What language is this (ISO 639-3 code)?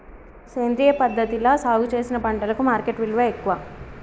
tel